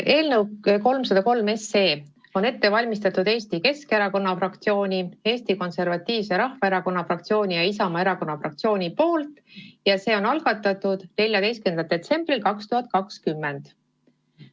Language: Estonian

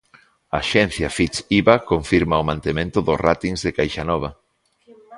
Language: Galician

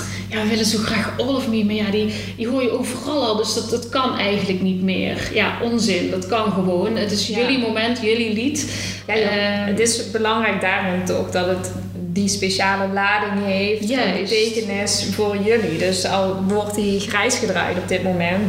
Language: Dutch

